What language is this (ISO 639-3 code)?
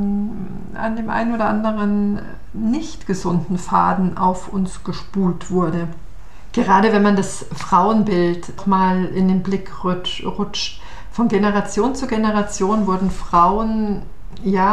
deu